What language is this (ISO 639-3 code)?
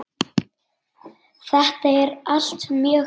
isl